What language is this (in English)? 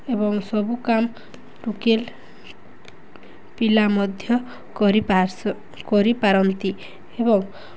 Odia